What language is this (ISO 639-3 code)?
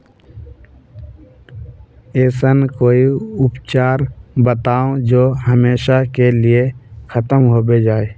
mag